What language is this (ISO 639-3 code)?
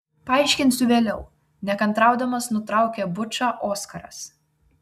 lit